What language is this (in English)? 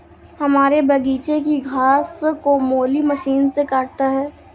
Hindi